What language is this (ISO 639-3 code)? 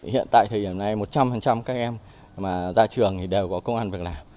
vie